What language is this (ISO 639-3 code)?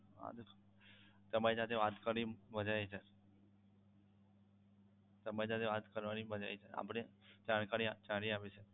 guj